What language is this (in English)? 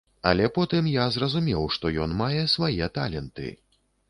Belarusian